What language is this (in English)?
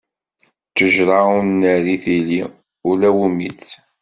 Kabyle